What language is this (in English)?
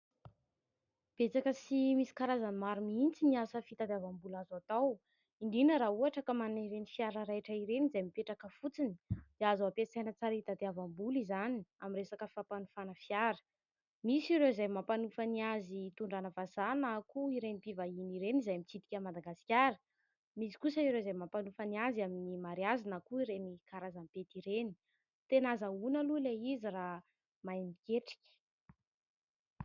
Malagasy